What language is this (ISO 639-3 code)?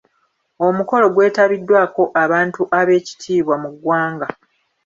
lug